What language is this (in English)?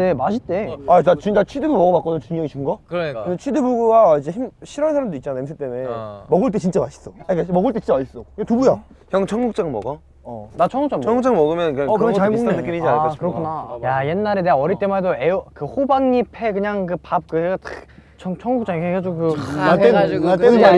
Korean